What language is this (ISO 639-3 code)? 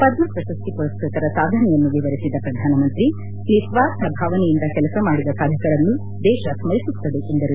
kan